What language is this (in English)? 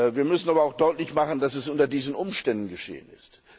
German